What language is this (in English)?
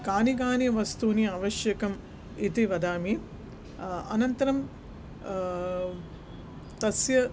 Sanskrit